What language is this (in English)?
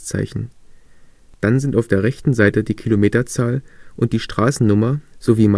German